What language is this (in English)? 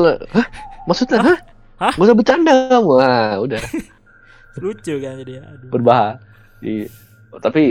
Indonesian